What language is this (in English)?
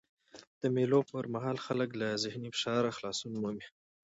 Pashto